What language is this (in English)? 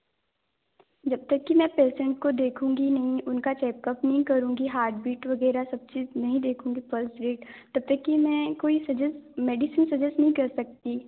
Hindi